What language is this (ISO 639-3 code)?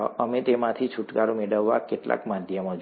guj